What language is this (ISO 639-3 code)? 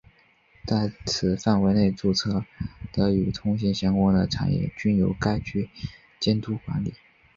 zho